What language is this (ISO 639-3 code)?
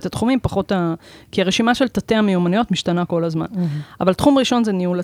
heb